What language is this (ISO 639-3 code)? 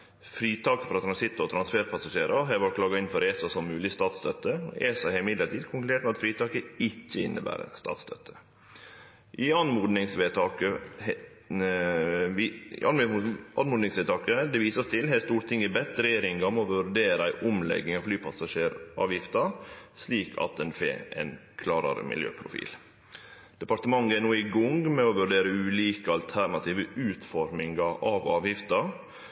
nno